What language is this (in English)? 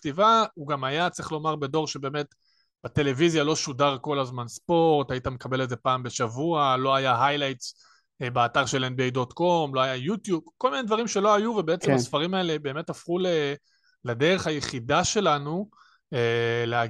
Hebrew